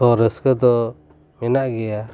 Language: Santali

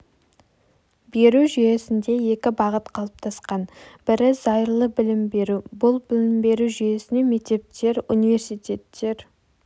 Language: Kazakh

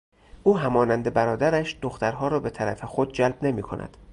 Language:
Persian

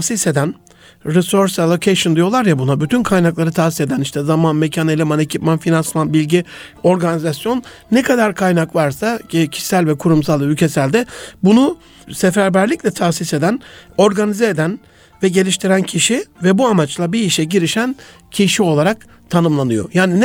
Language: Turkish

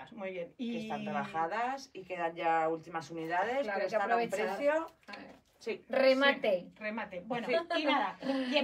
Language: Spanish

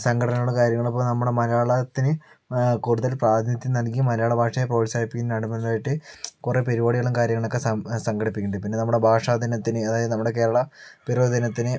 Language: Malayalam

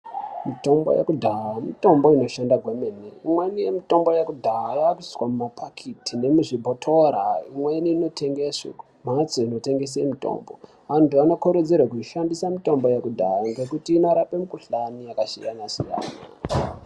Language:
Ndau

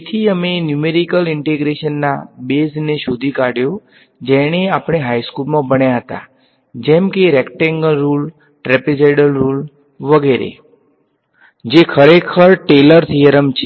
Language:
Gujarati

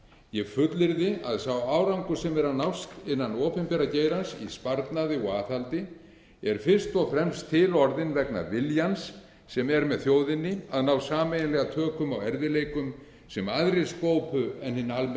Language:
Icelandic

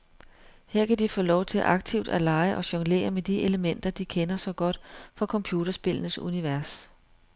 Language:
Danish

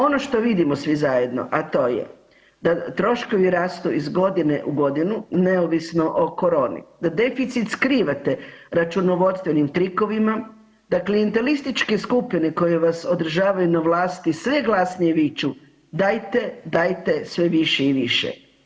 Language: Croatian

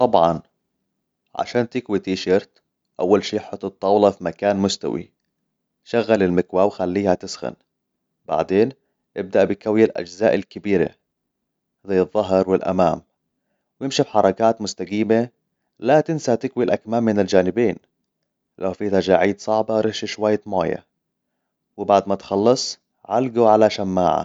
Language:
Hijazi Arabic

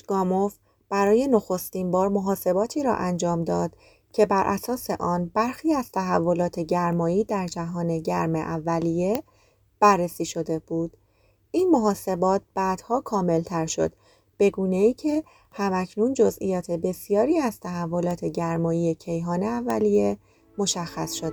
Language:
Persian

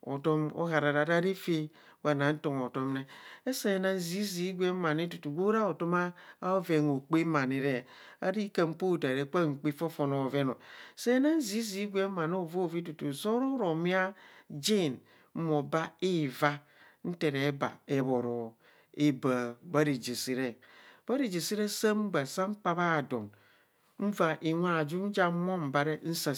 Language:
Kohumono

